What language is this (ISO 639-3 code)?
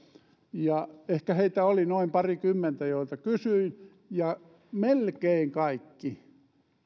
fin